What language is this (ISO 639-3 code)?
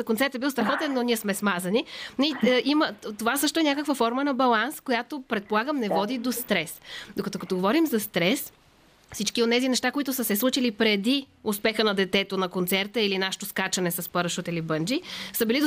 bul